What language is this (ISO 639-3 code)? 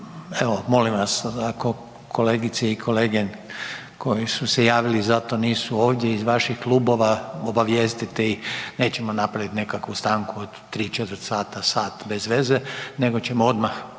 hrv